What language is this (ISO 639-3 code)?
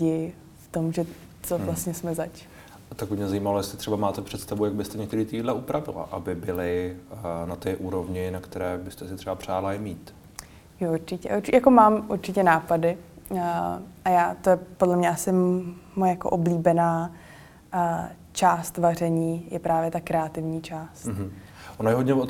ces